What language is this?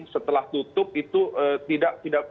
Indonesian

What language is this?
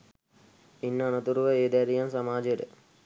Sinhala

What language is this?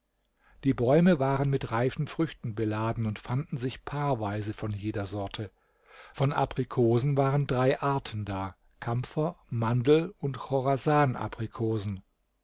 German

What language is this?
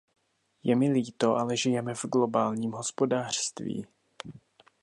Czech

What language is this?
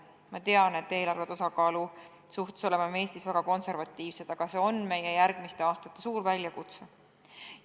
Estonian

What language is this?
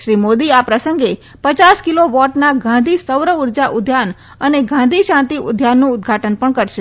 Gujarati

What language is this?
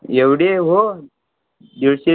Marathi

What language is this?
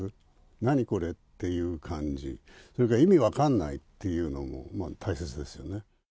Japanese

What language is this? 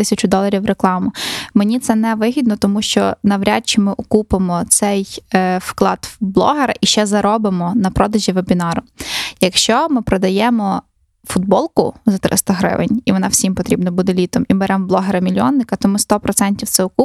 Ukrainian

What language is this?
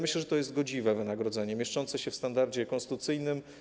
Polish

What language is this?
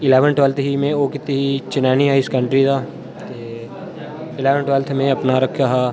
Dogri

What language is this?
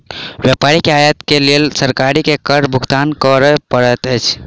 Maithili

